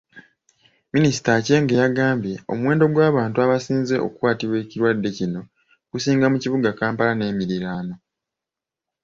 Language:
Ganda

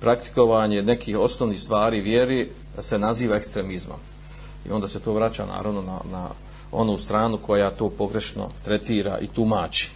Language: Croatian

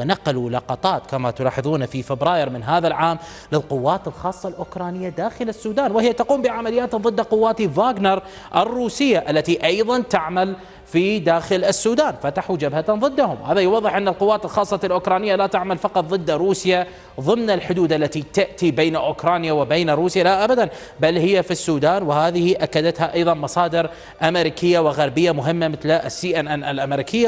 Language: Arabic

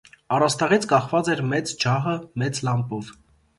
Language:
Armenian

